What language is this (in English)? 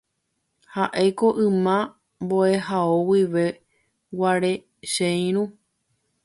Guarani